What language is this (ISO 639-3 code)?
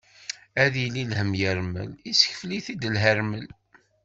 kab